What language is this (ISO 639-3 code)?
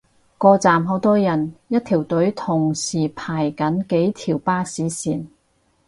yue